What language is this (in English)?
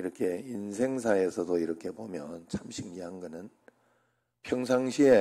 Korean